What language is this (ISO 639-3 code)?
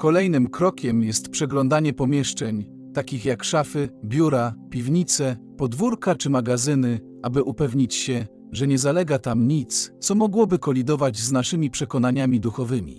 pol